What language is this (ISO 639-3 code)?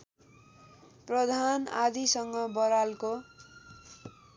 nep